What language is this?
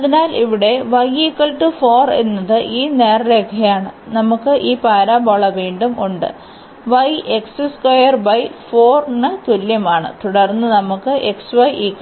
Malayalam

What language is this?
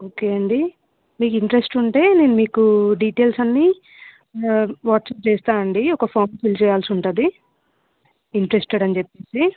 Telugu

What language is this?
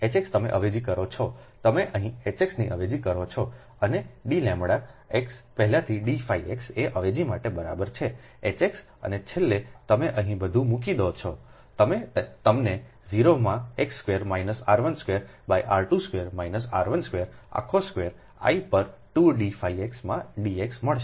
Gujarati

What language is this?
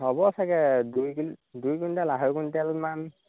Assamese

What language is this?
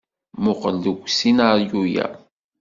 Kabyle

